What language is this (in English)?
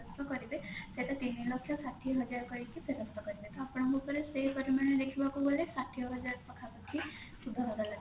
Odia